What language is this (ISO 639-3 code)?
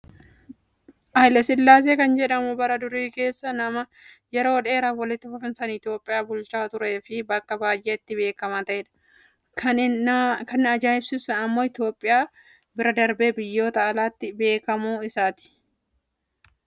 orm